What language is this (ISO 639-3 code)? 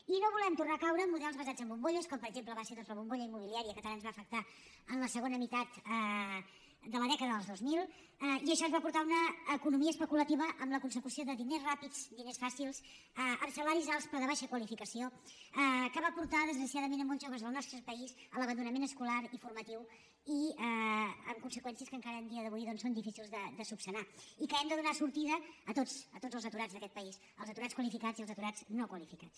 cat